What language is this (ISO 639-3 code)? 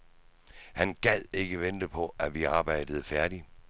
dan